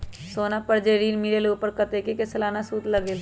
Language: Magahi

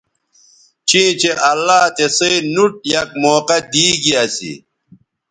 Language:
Bateri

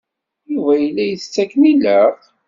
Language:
Kabyle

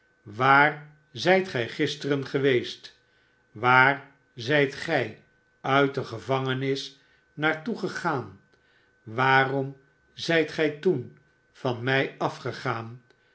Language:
Dutch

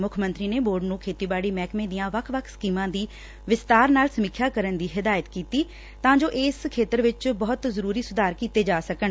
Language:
Punjabi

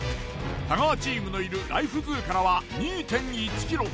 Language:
Japanese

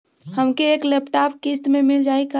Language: Bhojpuri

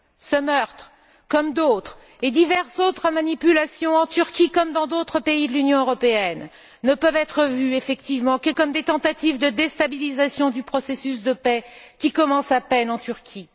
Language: French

